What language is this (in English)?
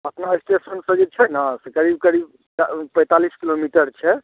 Maithili